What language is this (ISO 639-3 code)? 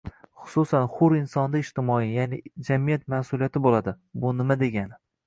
uzb